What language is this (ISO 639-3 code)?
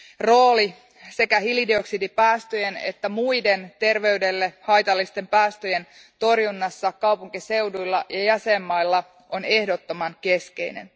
fin